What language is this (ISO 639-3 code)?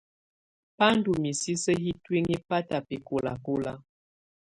tvu